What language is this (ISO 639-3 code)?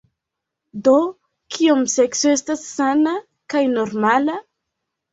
epo